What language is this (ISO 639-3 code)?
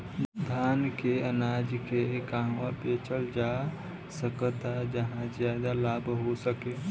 bho